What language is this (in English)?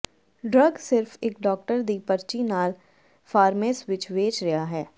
Punjabi